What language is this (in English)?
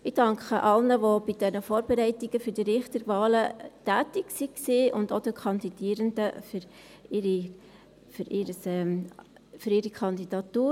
Swiss German